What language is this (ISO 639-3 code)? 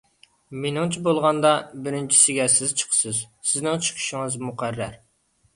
uig